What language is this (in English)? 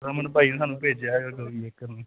Punjabi